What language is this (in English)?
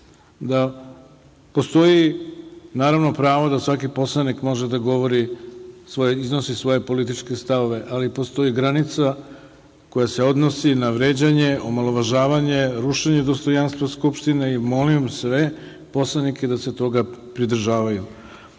Serbian